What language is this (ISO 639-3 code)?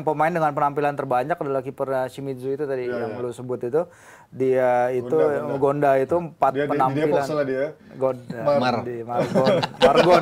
ind